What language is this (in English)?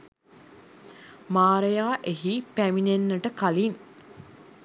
Sinhala